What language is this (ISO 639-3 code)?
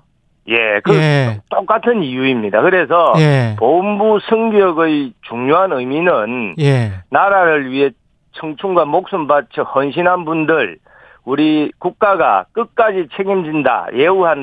kor